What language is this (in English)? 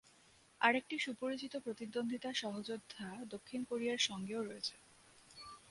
Bangla